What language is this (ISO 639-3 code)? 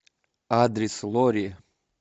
rus